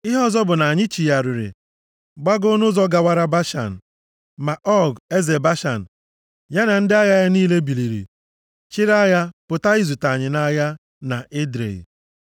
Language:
Igbo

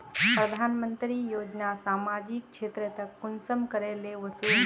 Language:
Magahi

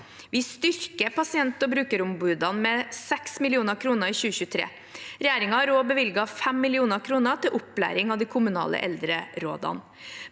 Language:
Norwegian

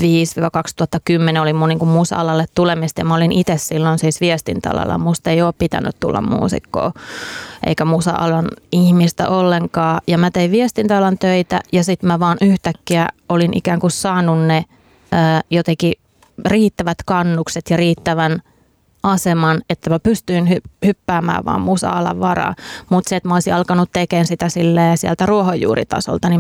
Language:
Finnish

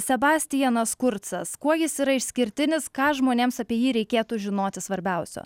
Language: Lithuanian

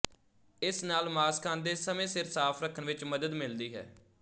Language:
Punjabi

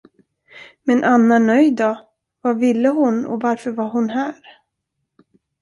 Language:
Swedish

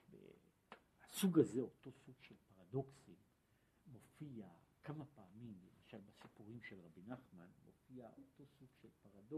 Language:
Hebrew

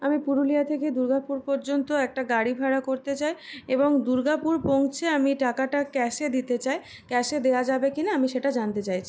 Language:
Bangla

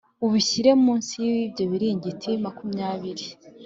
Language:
Kinyarwanda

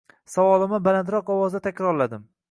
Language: Uzbek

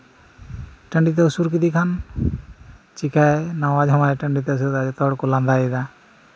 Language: Santali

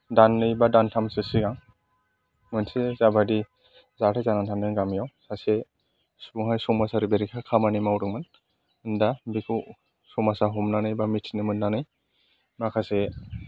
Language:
Bodo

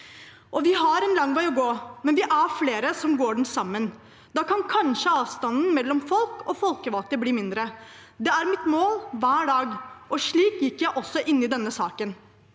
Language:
Norwegian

